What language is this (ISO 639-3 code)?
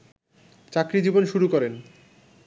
ben